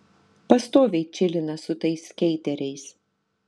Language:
Lithuanian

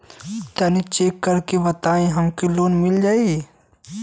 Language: Bhojpuri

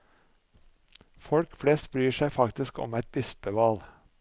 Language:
Norwegian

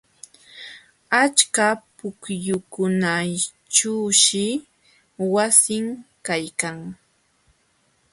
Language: Jauja Wanca Quechua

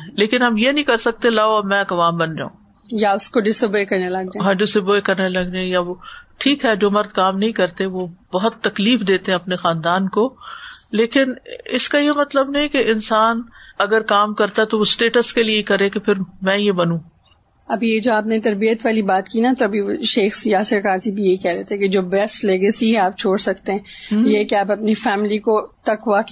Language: Urdu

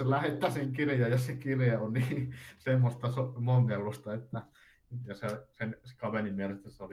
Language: Finnish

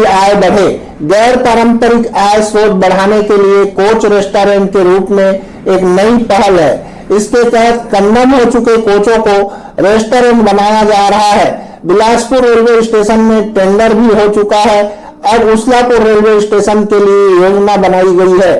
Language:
Hindi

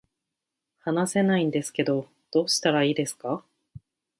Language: Japanese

